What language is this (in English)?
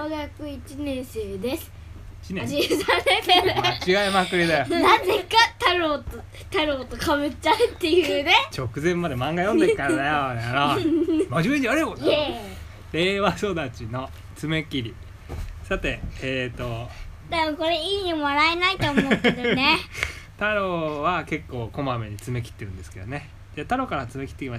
Japanese